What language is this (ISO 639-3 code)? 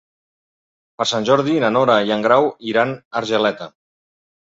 cat